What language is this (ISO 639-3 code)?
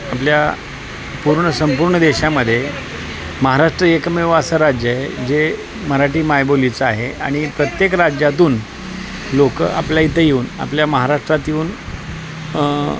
mar